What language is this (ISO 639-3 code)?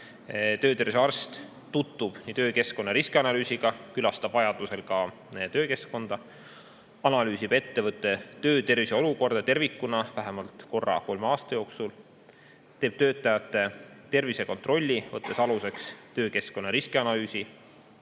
est